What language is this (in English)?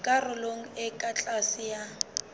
Southern Sotho